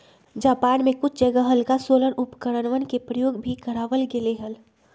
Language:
Magahi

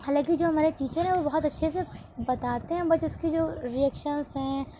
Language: Urdu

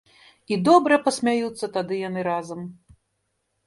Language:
Belarusian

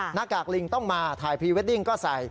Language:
Thai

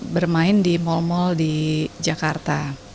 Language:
Indonesian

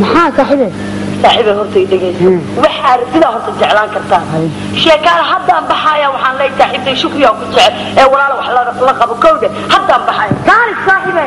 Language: Arabic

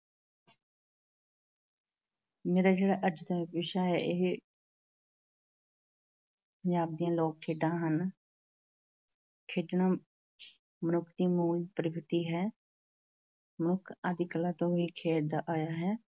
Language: Punjabi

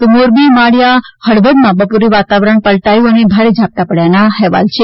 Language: Gujarati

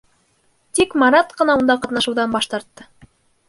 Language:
Bashkir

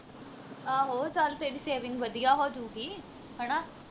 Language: Punjabi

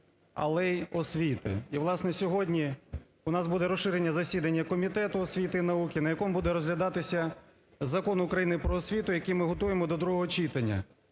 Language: Ukrainian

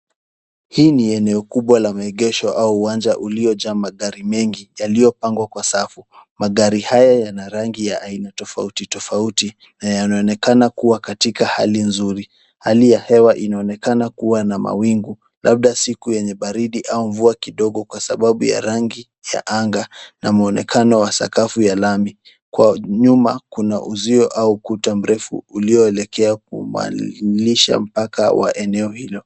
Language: Swahili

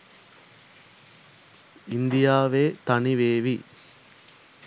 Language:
Sinhala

